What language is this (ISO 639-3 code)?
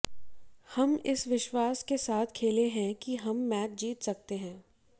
hin